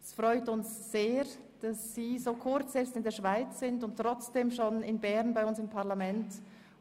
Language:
Swiss German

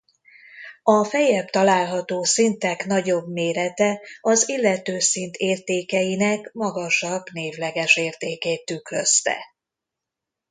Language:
Hungarian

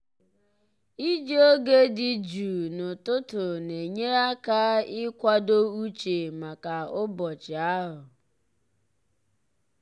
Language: Igbo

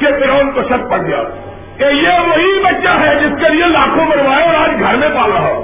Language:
Urdu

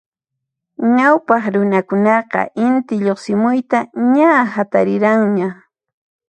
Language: Puno Quechua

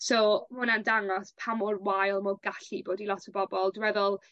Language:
Welsh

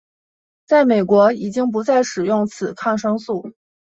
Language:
Chinese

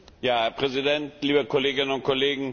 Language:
German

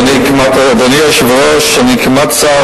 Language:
Hebrew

